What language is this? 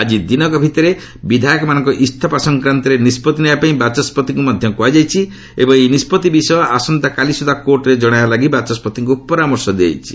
Odia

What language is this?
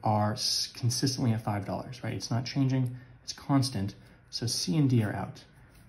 English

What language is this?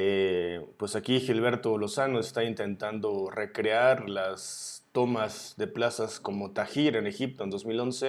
Spanish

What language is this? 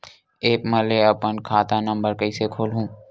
Chhattisgarhi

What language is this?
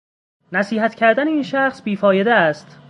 Persian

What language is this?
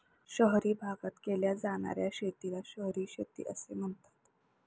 Marathi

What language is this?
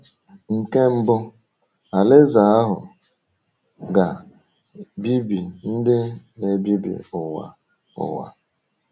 Igbo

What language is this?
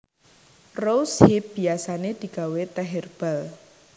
Javanese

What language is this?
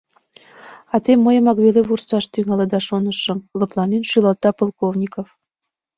Mari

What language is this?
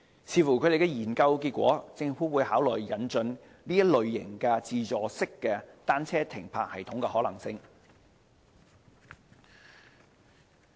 Cantonese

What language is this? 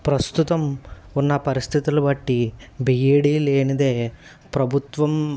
Telugu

